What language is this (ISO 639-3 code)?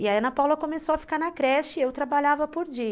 por